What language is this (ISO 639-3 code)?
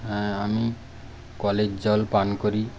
ben